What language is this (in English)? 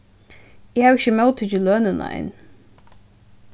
Faroese